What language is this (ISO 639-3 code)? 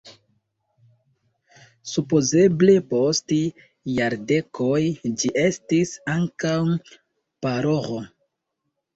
epo